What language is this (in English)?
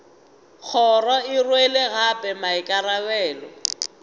Northern Sotho